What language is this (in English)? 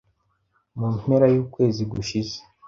Kinyarwanda